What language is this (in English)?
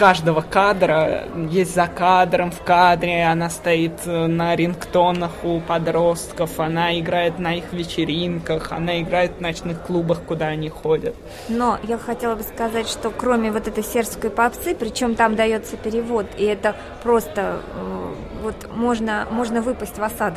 Russian